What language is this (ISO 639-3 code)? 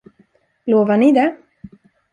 swe